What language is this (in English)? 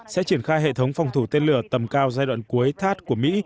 Vietnamese